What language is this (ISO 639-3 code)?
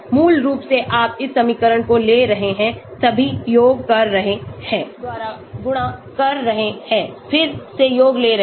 hin